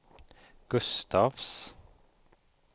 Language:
Swedish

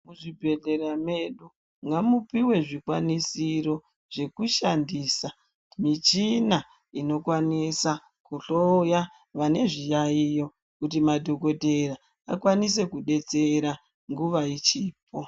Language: Ndau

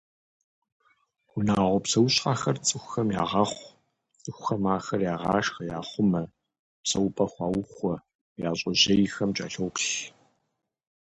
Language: Kabardian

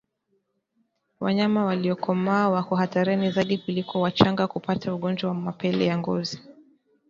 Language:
Swahili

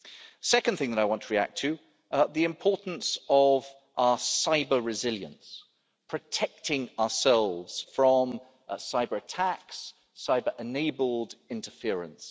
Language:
English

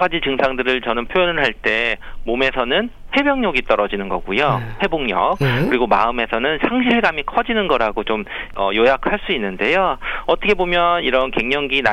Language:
Korean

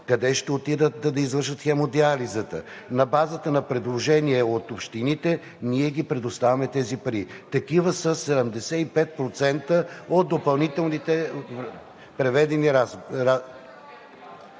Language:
Bulgarian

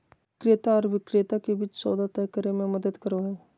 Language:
Magahi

